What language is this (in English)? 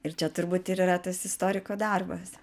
Lithuanian